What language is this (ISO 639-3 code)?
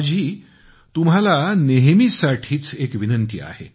mar